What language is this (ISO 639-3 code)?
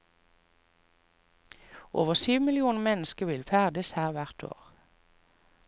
nor